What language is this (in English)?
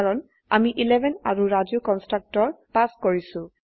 Assamese